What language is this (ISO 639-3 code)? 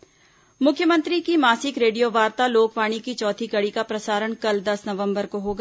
hin